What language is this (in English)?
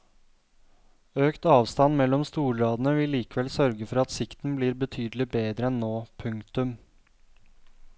Norwegian